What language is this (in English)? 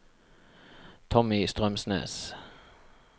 Norwegian